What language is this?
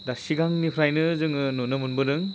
Bodo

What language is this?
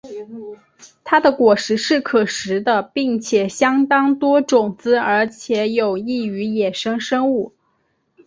Chinese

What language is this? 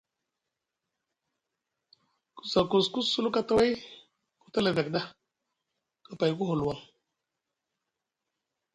Musgu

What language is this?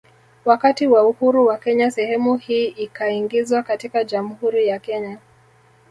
Swahili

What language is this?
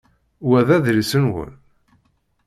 Kabyle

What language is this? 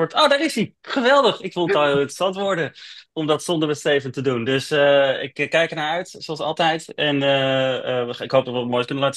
Dutch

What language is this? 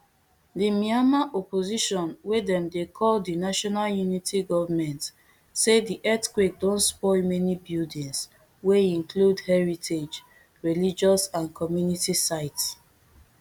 Nigerian Pidgin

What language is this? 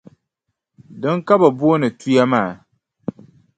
Dagbani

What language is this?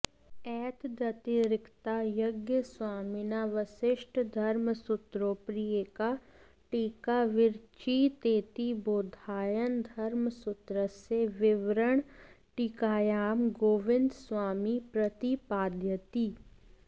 Sanskrit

